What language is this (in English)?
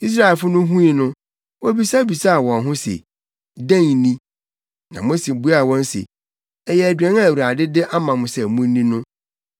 Akan